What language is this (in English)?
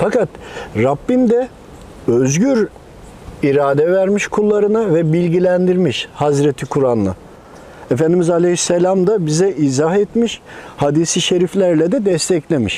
Turkish